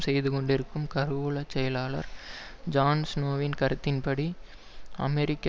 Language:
Tamil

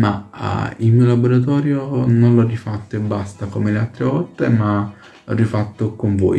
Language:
Italian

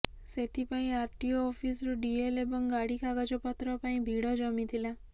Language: Odia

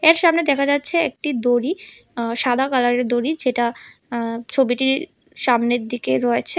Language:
Bangla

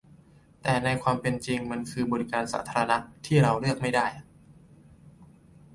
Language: Thai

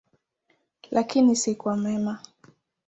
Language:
Swahili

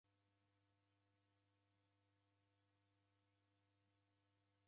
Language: Taita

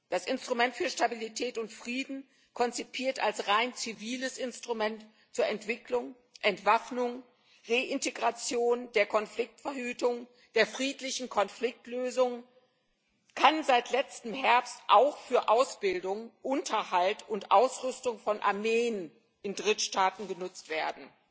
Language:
German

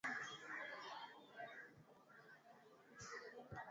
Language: Swahili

